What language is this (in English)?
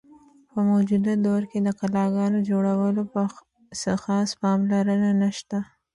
Pashto